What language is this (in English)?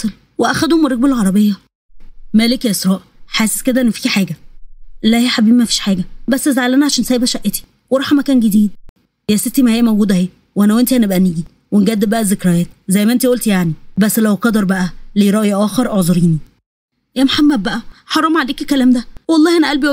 Arabic